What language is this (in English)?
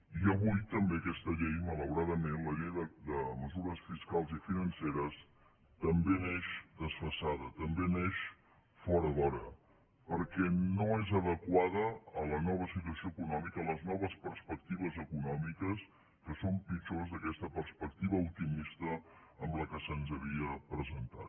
Catalan